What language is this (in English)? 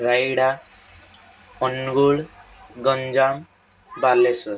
Odia